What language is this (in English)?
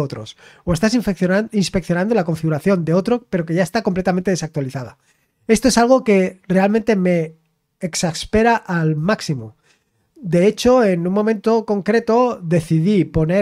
Spanish